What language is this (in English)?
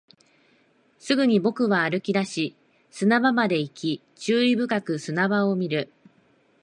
Japanese